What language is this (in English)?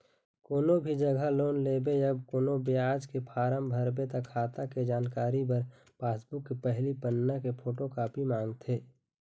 Chhattisgarhi